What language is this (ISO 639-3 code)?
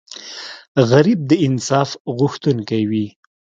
pus